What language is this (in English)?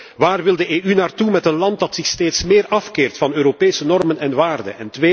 Dutch